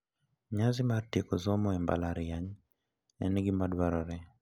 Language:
Luo (Kenya and Tanzania)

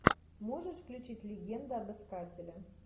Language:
Russian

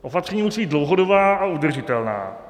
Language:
Czech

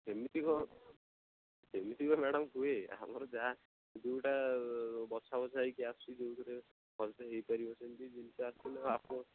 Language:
Odia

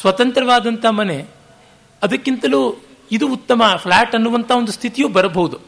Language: Kannada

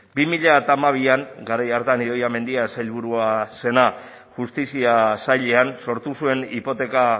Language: Basque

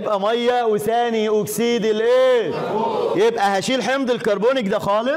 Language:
Arabic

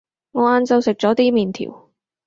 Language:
Cantonese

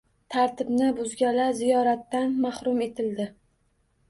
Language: Uzbek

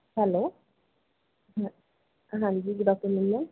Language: Punjabi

